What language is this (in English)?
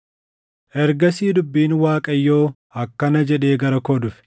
Oromo